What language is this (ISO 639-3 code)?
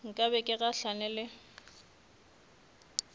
nso